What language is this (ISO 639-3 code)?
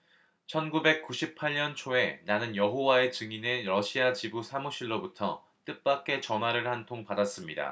kor